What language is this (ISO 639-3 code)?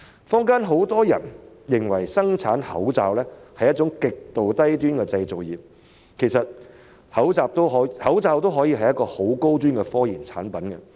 yue